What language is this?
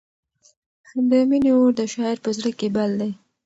Pashto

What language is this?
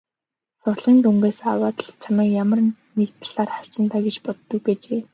Mongolian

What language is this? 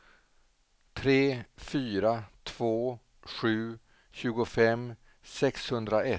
Swedish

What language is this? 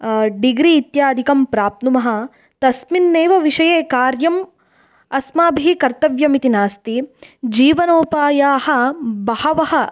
Sanskrit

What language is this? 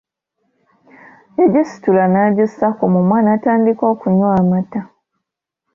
Ganda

